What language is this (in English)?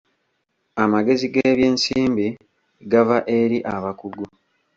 Ganda